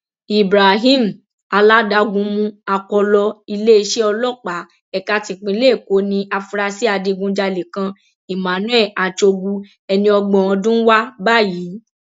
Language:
Yoruba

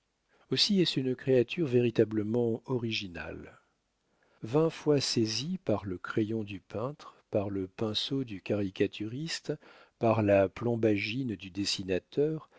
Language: French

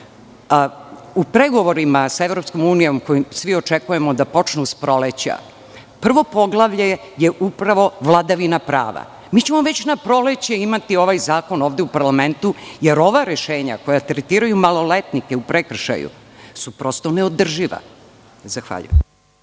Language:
Serbian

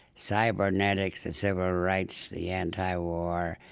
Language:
English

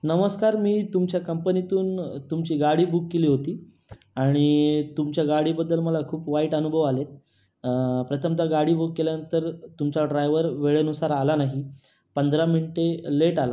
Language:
Marathi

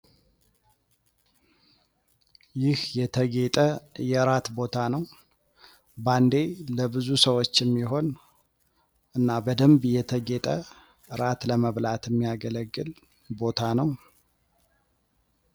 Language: Amharic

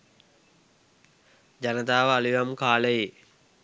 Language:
Sinhala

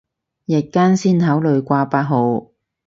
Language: Cantonese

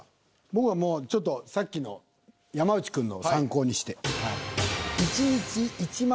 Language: Japanese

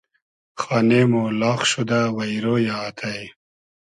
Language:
Hazaragi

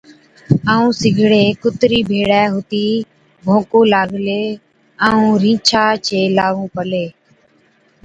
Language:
Od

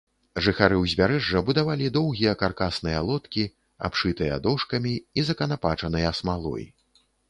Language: Belarusian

